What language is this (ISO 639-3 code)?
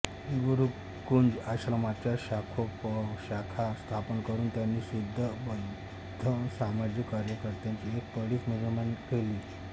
mar